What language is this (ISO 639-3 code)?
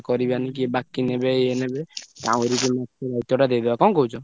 ori